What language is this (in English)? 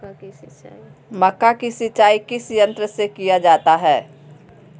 Magahi